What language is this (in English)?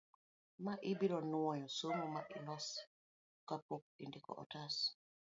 Luo (Kenya and Tanzania)